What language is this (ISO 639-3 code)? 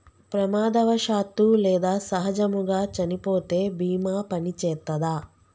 tel